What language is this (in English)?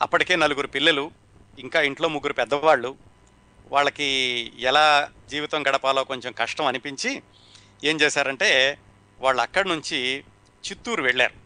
Telugu